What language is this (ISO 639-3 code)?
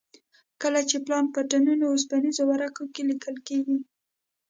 pus